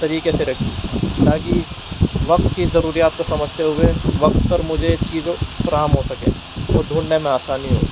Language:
Urdu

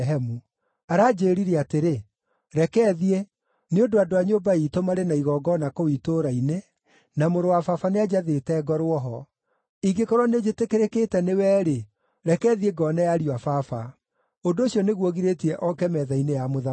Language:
Kikuyu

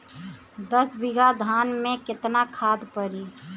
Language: Bhojpuri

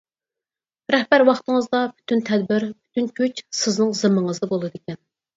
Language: Uyghur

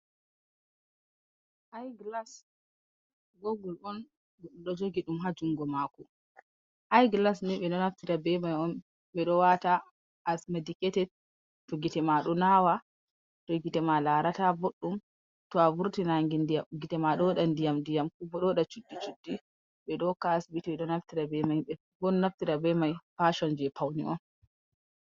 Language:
Fula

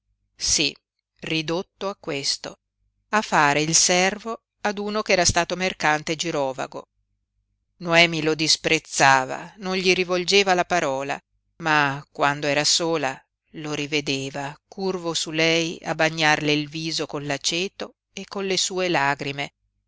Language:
Italian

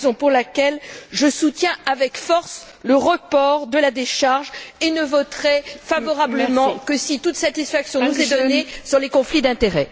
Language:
French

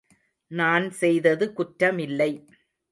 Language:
Tamil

